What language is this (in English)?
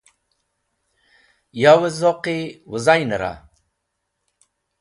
Wakhi